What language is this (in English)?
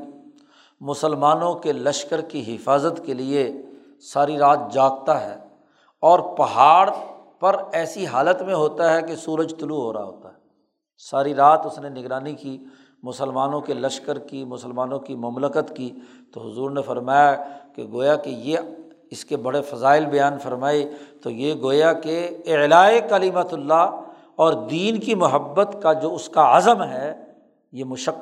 Urdu